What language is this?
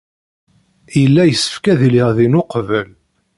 Kabyle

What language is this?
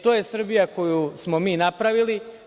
Serbian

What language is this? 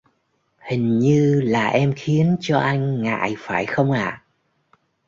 Vietnamese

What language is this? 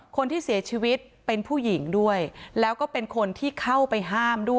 Thai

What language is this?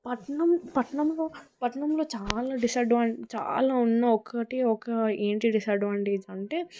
Telugu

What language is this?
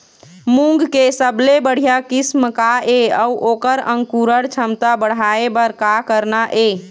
Chhattisgarhi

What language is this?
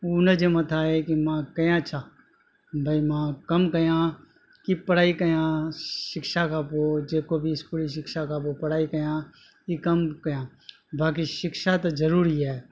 Sindhi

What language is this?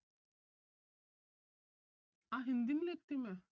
Punjabi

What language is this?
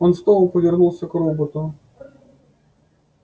Russian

